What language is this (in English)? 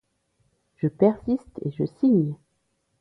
French